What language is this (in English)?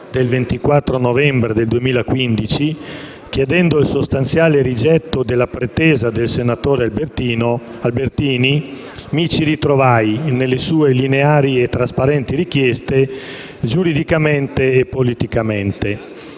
Italian